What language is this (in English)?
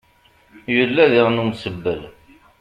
Kabyle